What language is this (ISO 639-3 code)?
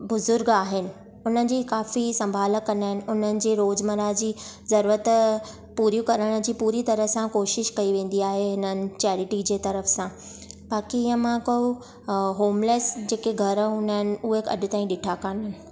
snd